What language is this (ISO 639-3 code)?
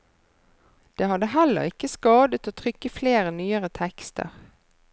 nor